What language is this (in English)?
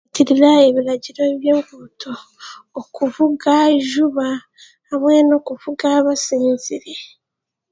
Chiga